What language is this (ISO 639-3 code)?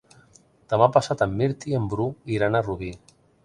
cat